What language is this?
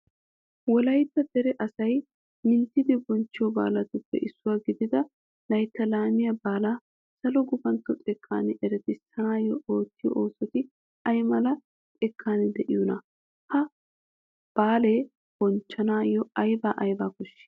Wolaytta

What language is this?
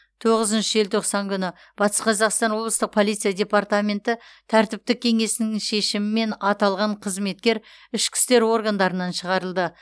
Kazakh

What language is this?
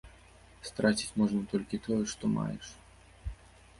Belarusian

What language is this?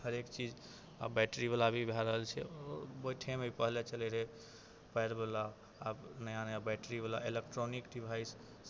Maithili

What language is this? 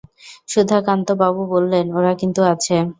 Bangla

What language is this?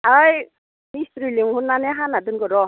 Bodo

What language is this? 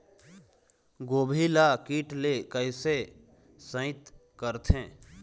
Chhattisgarhi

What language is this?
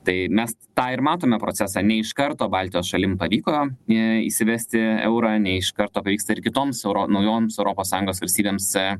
Lithuanian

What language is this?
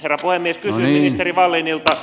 Finnish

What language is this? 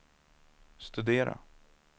Swedish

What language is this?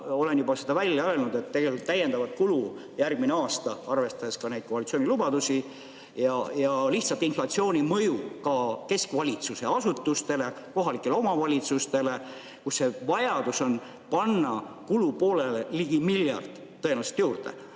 Estonian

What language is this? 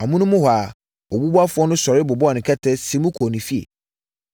Akan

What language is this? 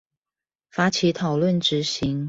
Chinese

